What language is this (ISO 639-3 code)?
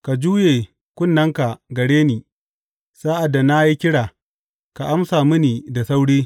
hau